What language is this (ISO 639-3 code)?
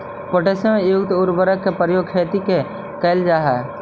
mag